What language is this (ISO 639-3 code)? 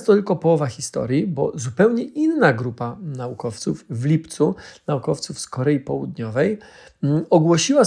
pol